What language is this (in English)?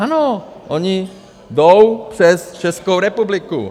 Czech